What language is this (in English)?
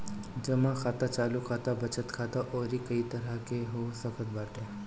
Bhojpuri